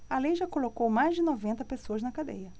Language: Portuguese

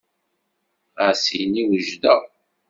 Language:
Kabyle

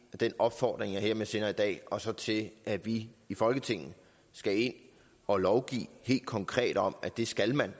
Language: Danish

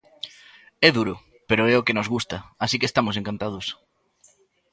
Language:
Galician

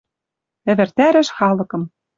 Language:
Western Mari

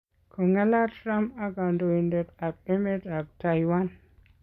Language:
Kalenjin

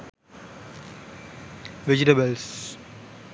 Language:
Sinhala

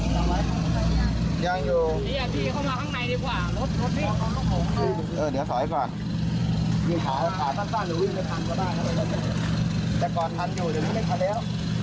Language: Thai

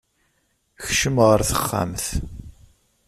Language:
Kabyle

